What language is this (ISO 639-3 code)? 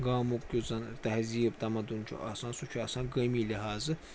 kas